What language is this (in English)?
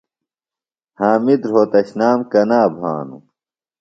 Phalura